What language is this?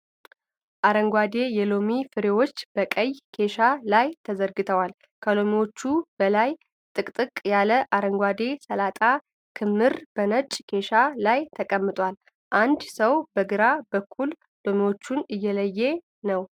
Amharic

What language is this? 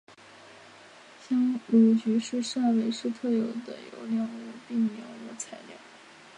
Chinese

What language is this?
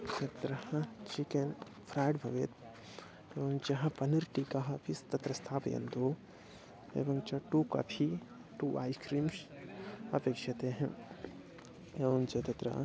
Sanskrit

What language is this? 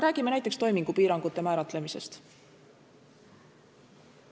Estonian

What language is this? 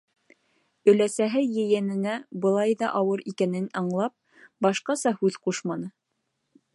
Bashkir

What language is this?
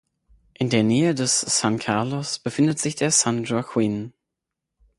German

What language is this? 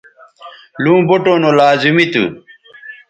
Bateri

